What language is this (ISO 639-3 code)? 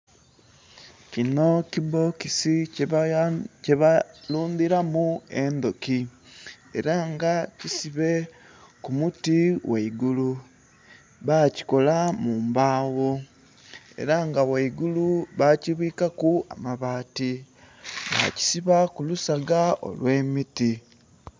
xog